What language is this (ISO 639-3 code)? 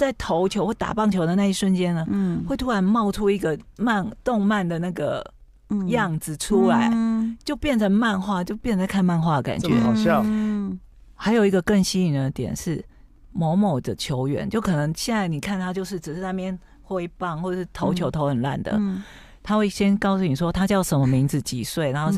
zho